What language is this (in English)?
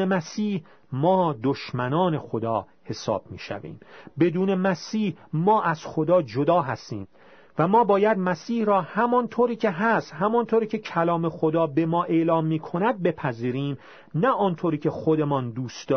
Persian